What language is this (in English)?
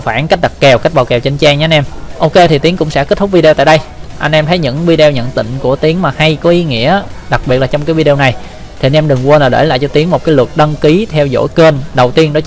Vietnamese